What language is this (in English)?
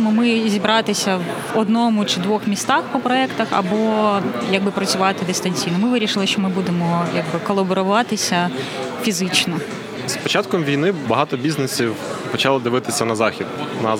Ukrainian